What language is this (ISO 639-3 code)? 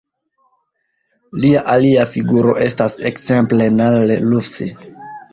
epo